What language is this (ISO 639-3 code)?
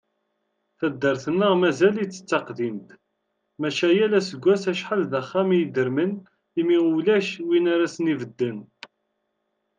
kab